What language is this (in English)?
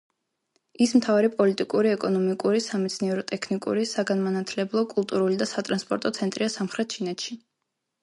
Georgian